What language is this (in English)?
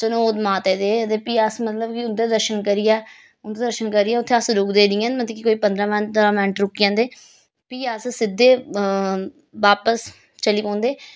Dogri